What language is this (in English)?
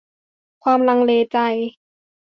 Thai